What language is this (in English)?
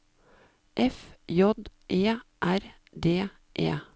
Norwegian